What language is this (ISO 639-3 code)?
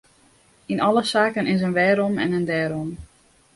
fry